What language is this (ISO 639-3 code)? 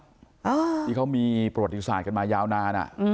tha